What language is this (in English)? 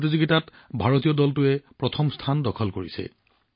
Assamese